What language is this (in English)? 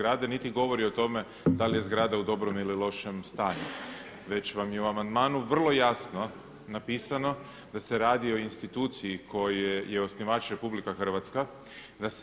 Croatian